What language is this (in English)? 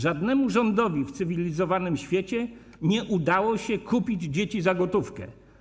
Polish